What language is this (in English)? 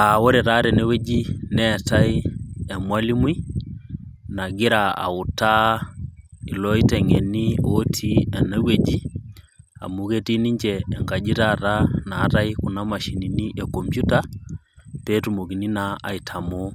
Masai